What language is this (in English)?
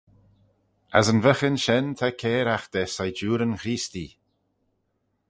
Manx